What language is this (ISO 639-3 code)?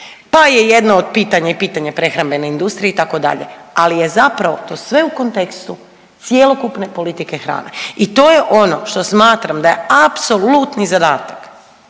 hrv